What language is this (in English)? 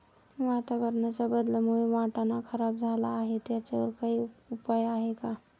Marathi